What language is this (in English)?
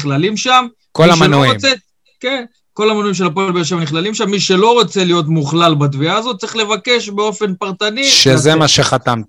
Hebrew